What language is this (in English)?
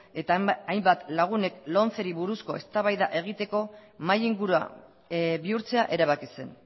Basque